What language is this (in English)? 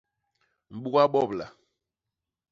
Basaa